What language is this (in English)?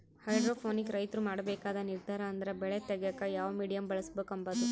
Kannada